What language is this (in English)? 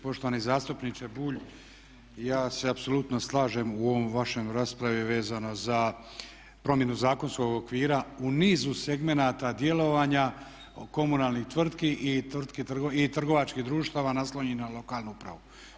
Croatian